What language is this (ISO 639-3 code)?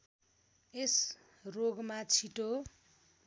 nep